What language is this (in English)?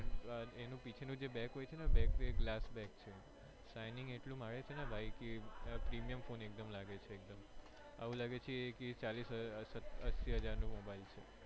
Gujarati